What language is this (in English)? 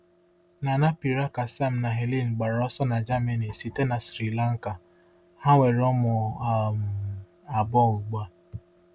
Igbo